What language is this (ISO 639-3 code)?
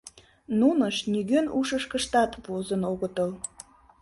chm